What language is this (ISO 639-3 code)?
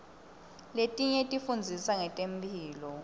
ssw